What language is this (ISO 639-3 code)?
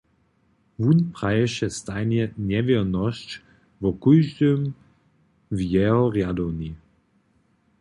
hsb